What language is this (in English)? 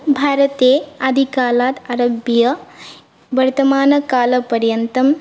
Sanskrit